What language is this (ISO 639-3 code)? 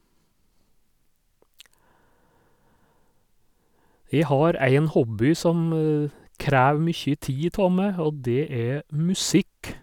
nor